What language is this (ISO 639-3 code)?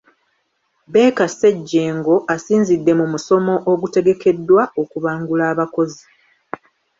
lug